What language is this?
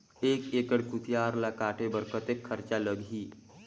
Chhattisgarhi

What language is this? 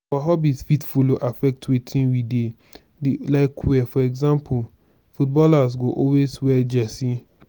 Nigerian Pidgin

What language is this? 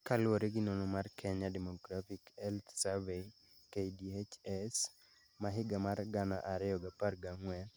Luo (Kenya and Tanzania)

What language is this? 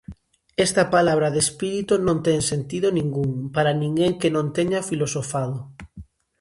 Galician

